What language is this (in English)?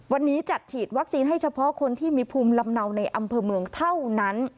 Thai